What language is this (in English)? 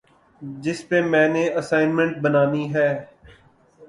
Urdu